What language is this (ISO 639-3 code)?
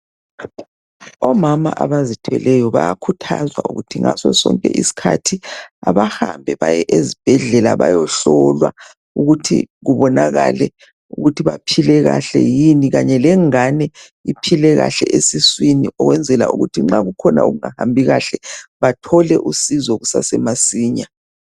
nde